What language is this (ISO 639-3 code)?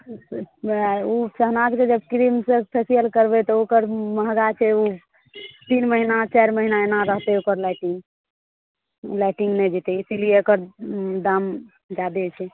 mai